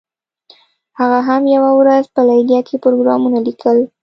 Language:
Pashto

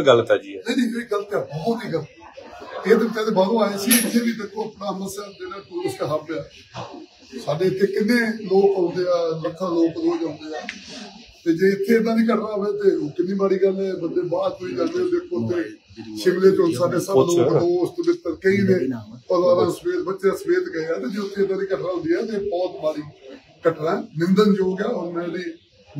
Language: Punjabi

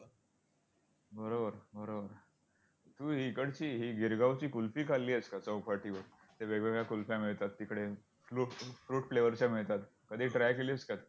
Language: Marathi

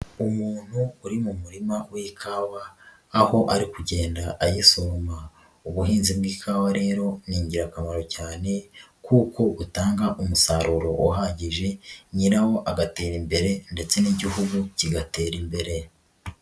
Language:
Kinyarwanda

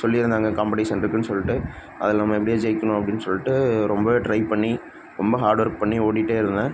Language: Tamil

